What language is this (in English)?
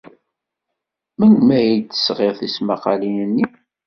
Kabyle